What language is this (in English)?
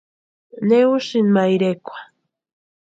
Western Highland Purepecha